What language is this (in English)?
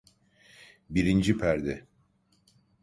Turkish